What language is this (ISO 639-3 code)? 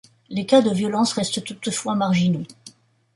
fra